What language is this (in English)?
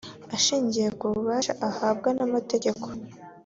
Kinyarwanda